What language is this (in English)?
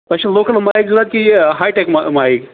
Kashmiri